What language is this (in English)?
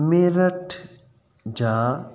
Sindhi